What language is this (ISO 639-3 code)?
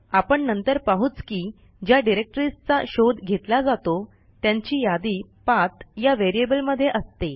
mar